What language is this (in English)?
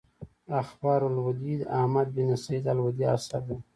Pashto